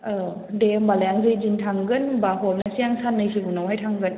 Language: Bodo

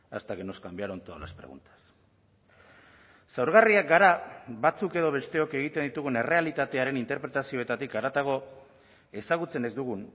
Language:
Basque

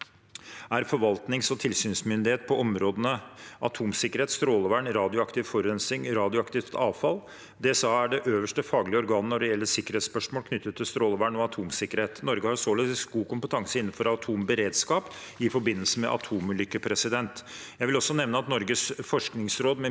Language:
Norwegian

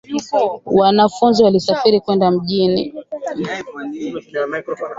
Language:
Swahili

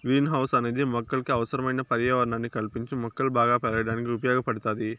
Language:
Telugu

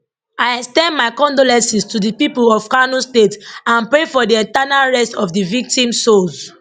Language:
Nigerian Pidgin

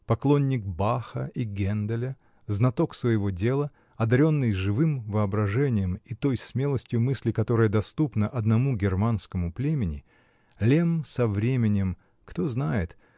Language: Russian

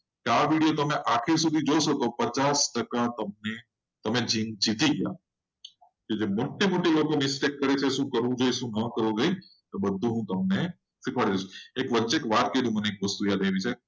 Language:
Gujarati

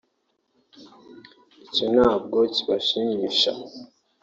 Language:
Kinyarwanda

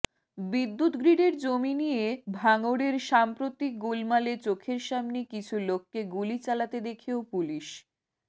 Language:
Bangla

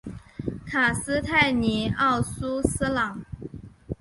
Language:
Chinese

